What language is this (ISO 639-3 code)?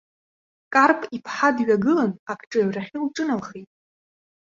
abk